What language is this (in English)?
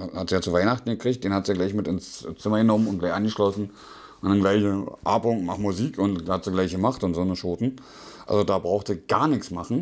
German